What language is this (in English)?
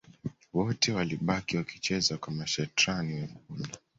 Swahili